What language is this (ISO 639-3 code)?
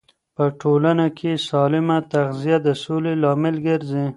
pus